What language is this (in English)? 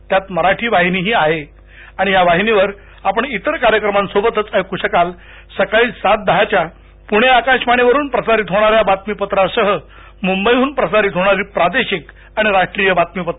Marathi